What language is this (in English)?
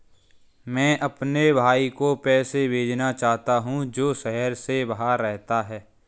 Hindi